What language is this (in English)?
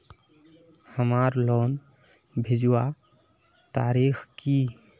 Magahi